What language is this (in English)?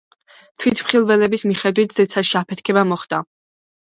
Georgian